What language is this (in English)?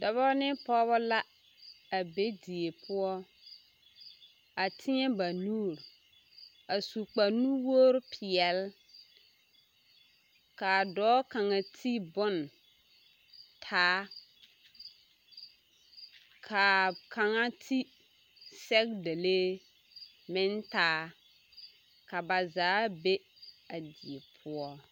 Southern Dagaare